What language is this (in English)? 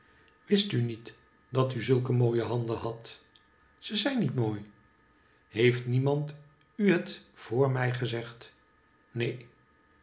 Dutch